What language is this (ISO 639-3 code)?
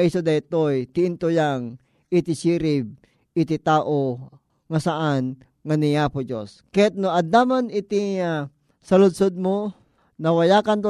fil